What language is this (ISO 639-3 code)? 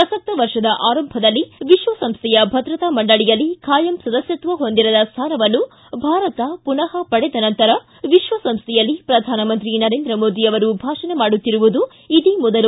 kan